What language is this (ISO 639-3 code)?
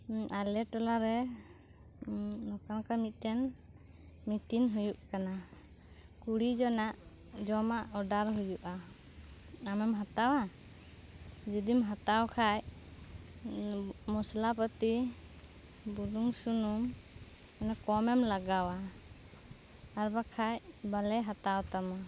sat